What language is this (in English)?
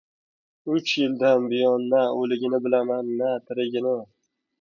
Uzbek